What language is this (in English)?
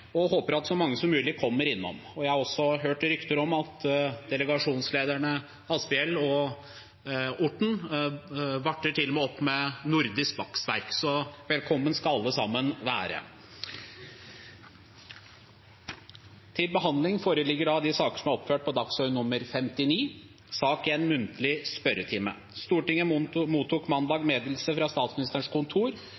Norwegian Bokmål